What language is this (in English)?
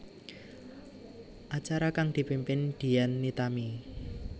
Javanese